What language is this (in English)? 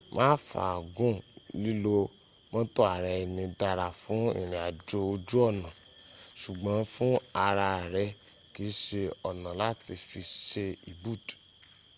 Yoruba